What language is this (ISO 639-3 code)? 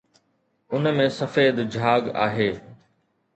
snd